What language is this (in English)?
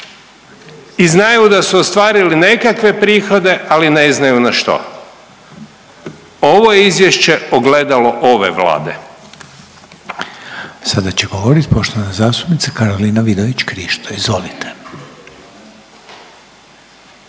Croatian